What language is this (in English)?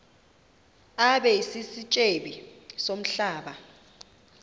Xhosa